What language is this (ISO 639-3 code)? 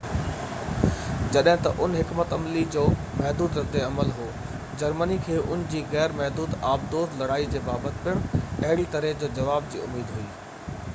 snd